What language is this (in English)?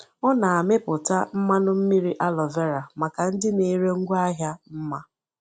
Igbo